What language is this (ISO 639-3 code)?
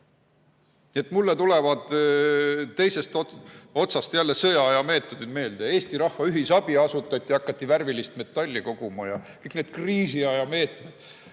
est